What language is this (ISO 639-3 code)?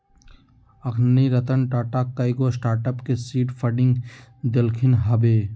mag